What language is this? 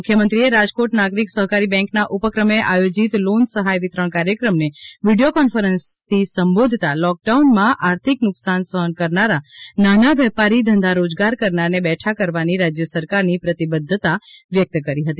Gujarati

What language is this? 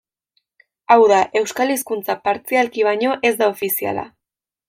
Basque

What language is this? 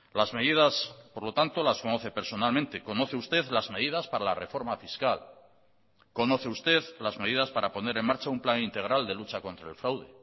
Spanish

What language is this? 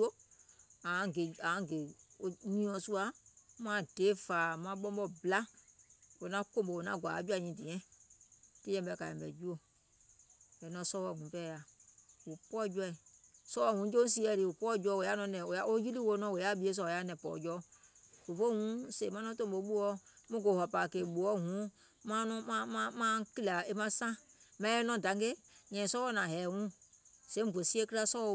Gola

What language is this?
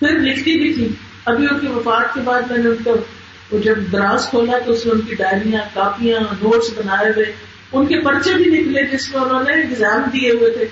Urdu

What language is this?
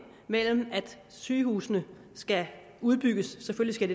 Danish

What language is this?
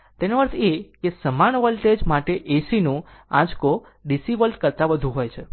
Gujarati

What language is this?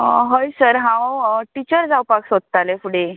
Konkani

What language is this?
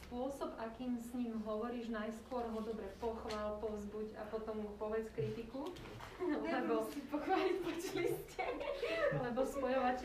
Slovak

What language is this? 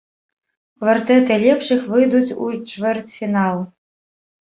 Belarusian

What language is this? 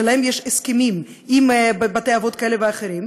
Hebrew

